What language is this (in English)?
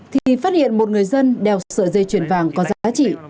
Vietnamese